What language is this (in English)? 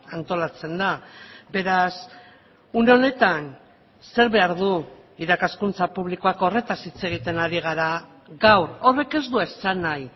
Basque